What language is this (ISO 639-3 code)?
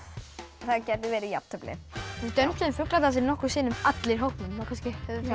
isl